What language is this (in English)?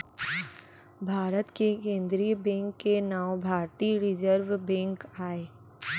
Chhattisgarhi